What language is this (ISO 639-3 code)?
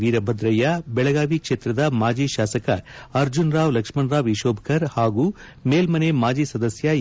kan